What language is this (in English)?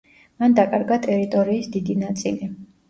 Georgian